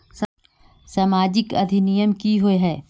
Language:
Magahi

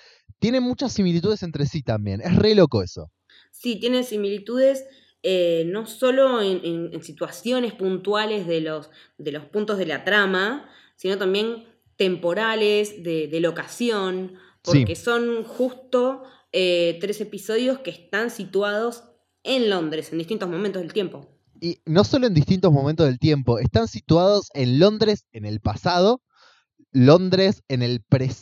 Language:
Spanish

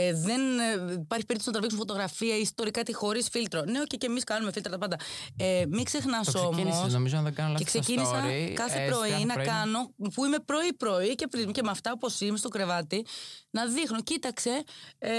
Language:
Greek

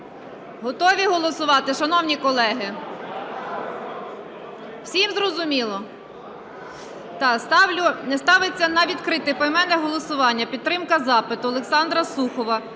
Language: Ukrainian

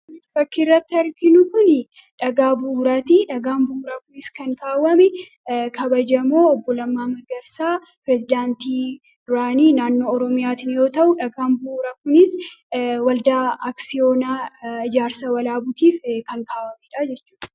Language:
Oromo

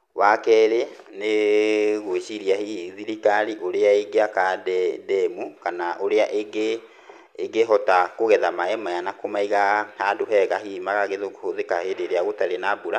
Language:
Kikuyu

